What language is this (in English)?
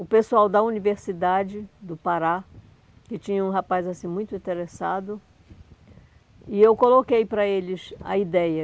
Portuguese